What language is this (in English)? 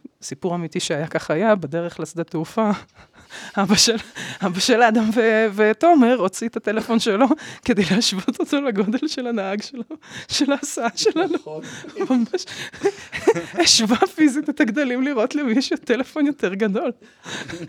Hebrew